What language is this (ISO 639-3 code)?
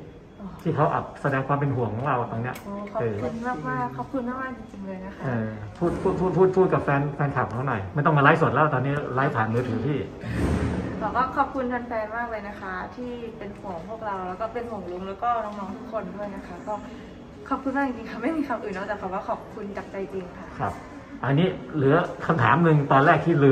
tha